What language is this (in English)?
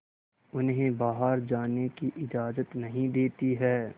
Hindi